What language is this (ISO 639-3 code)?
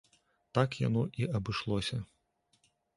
bel